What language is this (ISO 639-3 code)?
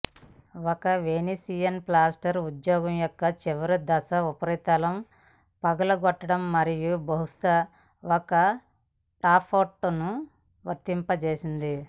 tel